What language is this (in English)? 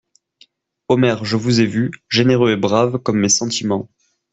French